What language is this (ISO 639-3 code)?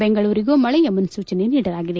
kan